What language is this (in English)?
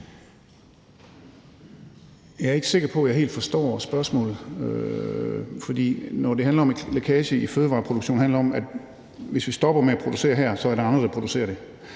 Danish